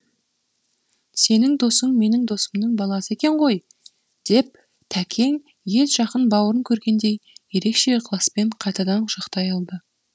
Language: Kazakh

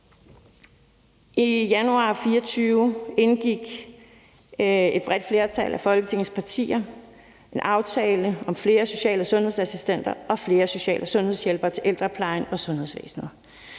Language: Danish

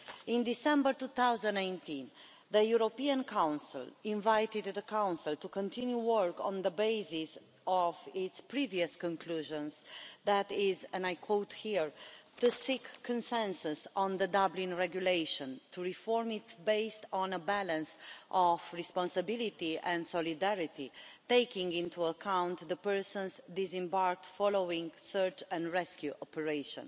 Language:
English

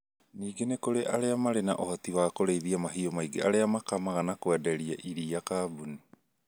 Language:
Kikuyu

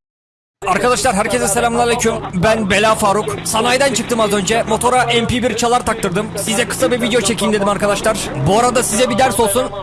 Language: Turkish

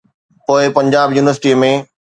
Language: Sindhi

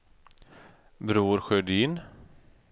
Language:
Swedish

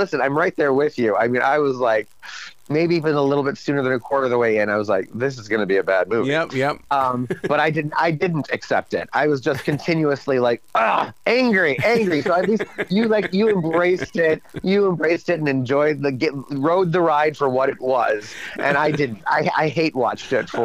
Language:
English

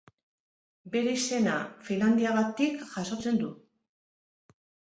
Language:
Basque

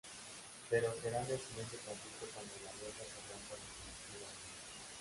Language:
Spanish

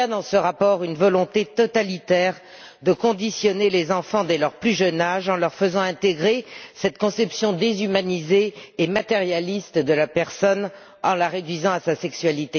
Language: French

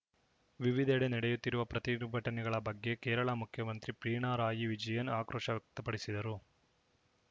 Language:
Kannada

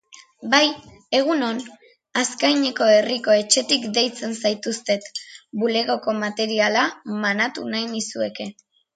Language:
Basque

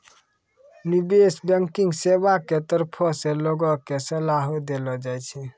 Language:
Maithili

